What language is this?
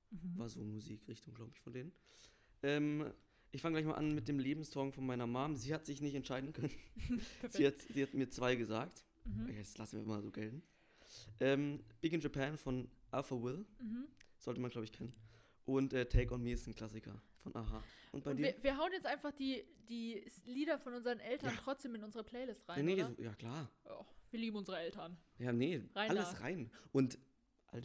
German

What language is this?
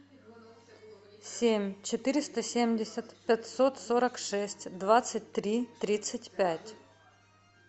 Russian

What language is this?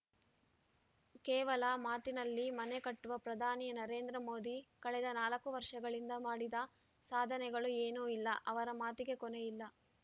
Kannada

